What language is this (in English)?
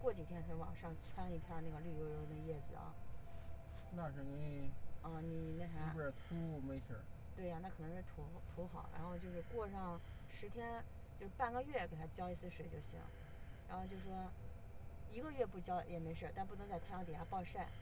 Chinese